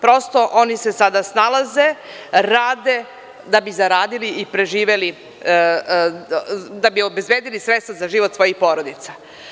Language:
Serbian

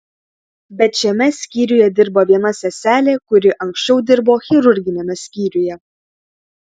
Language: Lithuanian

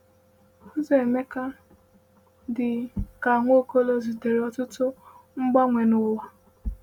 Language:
Igbo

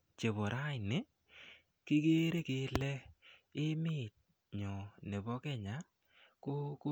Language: Kalenjin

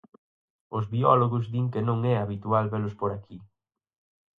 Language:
Galician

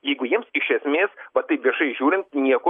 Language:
Lithuanian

